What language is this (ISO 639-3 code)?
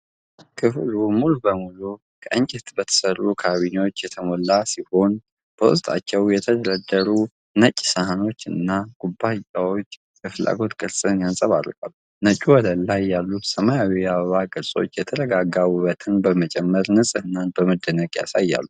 amh